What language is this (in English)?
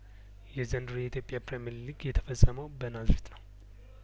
Amharic